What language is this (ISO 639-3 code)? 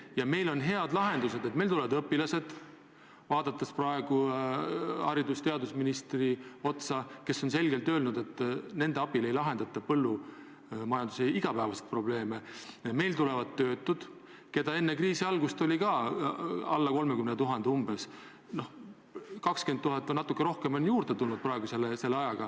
est